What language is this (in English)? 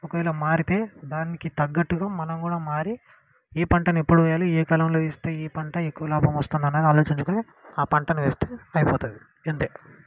Telugu